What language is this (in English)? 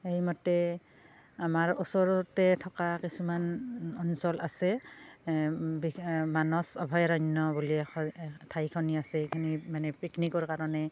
Assamese